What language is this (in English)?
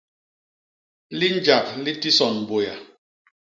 Basaa